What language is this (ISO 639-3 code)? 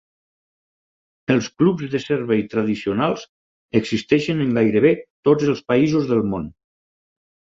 cat